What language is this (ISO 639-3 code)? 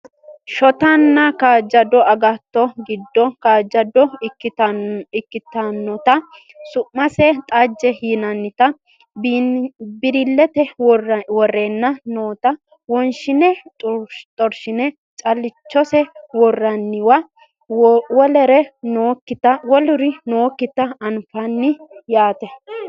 sid